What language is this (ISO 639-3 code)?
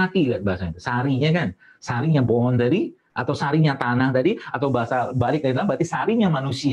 ind